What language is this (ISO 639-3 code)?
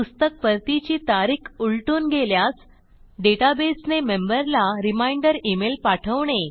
mar